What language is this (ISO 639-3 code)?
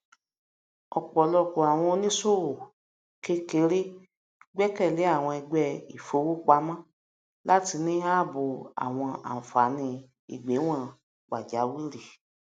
yor